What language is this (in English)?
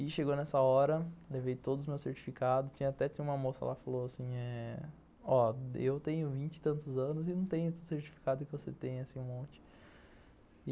Portuguese